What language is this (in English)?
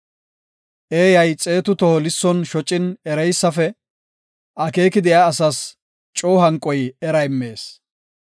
Gofa